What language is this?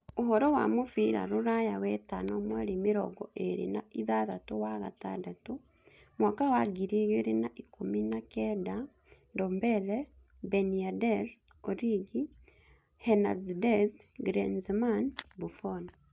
Kikuyu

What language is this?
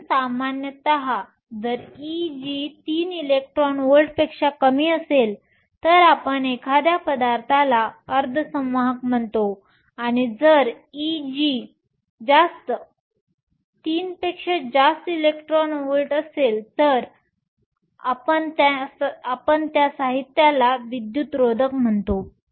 Marathi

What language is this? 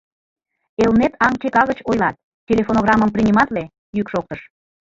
Mari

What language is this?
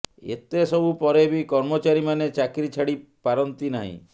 Odia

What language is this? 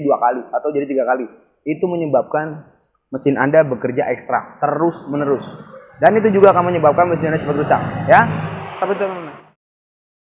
Indonesian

